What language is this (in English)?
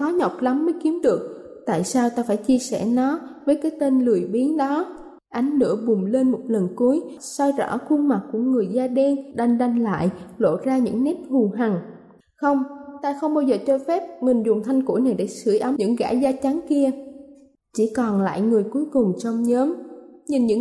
Vietnamese